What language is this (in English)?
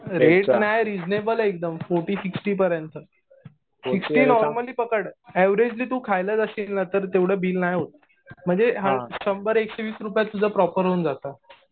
Marathi